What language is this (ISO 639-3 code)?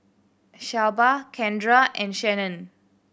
eng